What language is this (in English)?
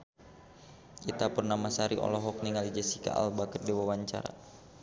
Sundanese